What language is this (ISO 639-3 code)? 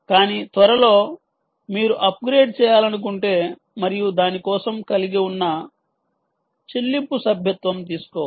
tel